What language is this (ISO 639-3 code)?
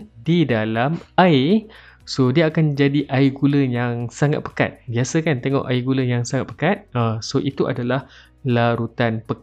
msa